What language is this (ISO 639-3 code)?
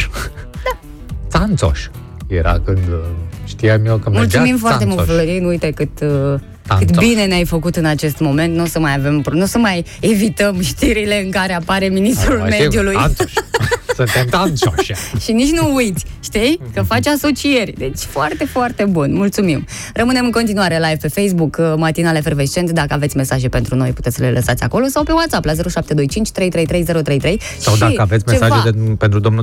ron